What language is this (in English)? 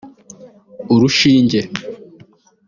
Kinyarwanda